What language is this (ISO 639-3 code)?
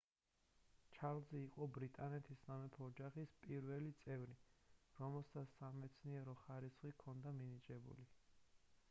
kat